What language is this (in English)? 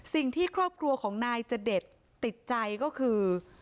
Thai